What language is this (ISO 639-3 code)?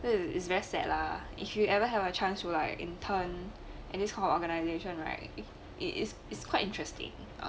eng